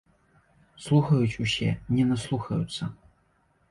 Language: Belarusian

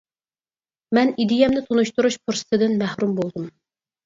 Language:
Uyghur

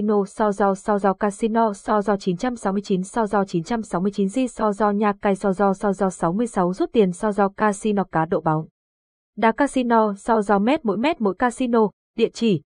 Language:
Vietnamese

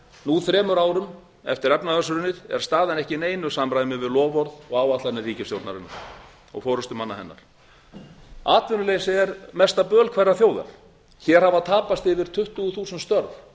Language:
Icelandic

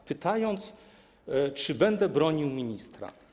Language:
Polish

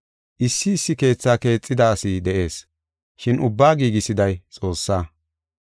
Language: Gofa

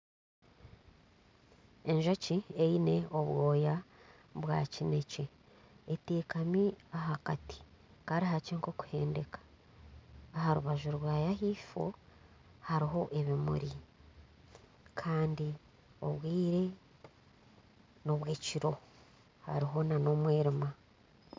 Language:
Nyankole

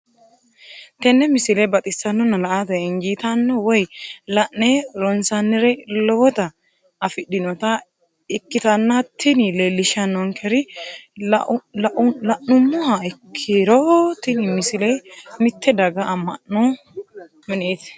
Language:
Sidamo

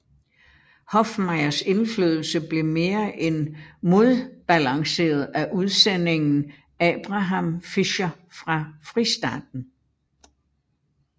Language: Danish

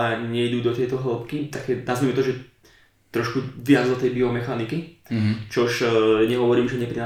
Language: Slovak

